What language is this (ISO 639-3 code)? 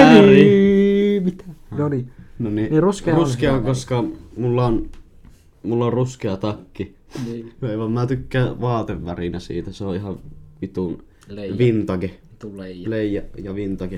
fin